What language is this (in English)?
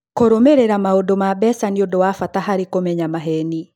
Kikuyu